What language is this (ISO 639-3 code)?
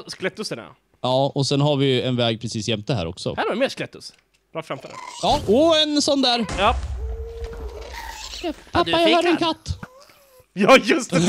swe